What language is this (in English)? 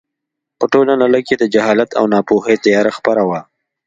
Pashto